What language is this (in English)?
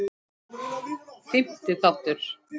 Icelandic